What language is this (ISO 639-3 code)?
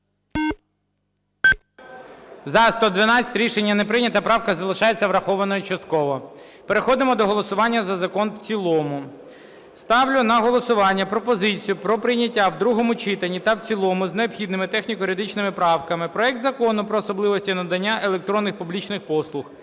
ukr